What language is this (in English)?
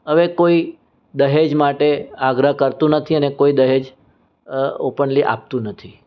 Gujarati